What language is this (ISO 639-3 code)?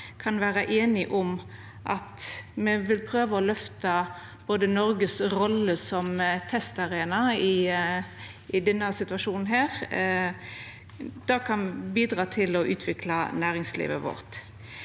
nor